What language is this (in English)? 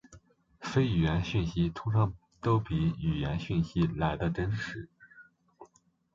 Chinese